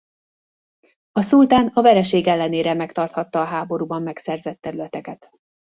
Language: Hungarian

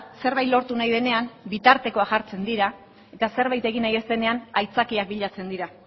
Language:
Basque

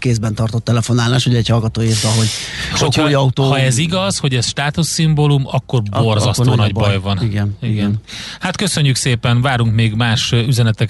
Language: Hungarian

